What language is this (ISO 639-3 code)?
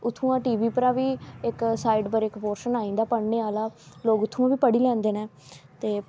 doi